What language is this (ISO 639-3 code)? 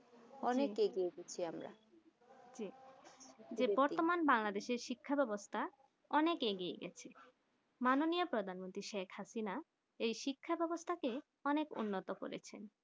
ben